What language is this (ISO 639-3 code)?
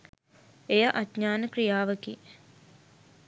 sin